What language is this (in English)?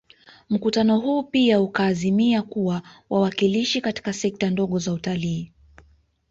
Swahili